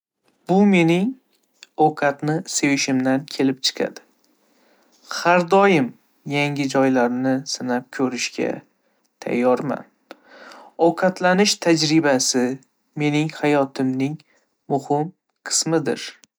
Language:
Uzbek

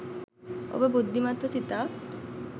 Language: Sinhala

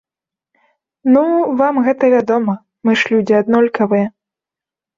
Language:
Belarusian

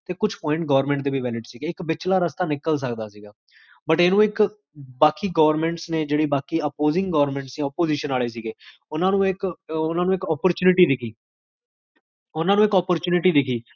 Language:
Punjabi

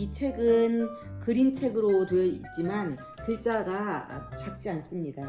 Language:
Korean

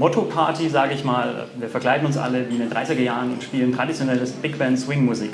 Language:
German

